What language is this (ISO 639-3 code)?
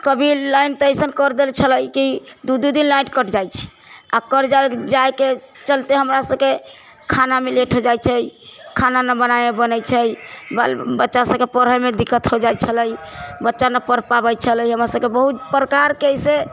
mai